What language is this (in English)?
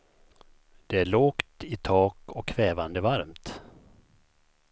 Swedish